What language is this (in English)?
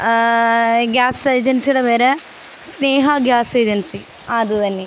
Malayalam